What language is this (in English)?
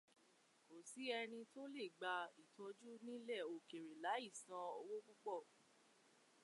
Yoruba